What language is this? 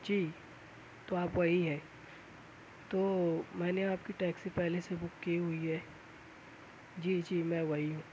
Urdu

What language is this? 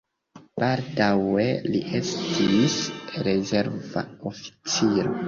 Esperanto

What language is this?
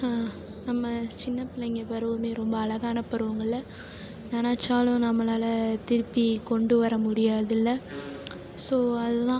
Tamil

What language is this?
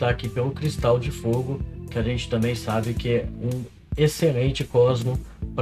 Portuguese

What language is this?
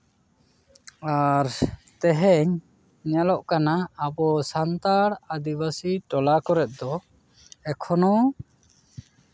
Santali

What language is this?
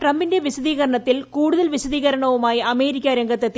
Malayalam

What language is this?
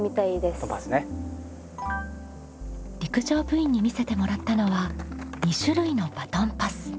Japanese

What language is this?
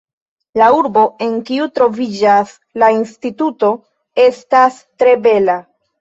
Esperanto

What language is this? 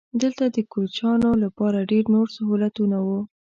Pashto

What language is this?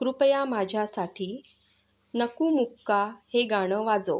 Marathi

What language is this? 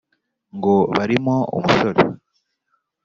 Kinyarwanda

